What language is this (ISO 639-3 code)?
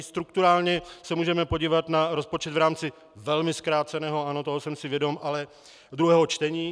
ces